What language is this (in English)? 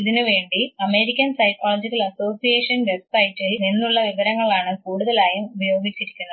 Malayalam